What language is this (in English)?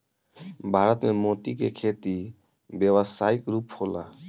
Bhojpuri